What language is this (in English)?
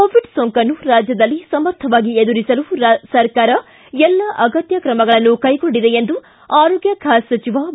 Kannada